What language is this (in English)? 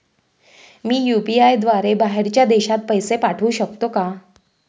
Marathi